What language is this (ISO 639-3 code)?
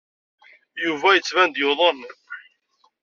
kab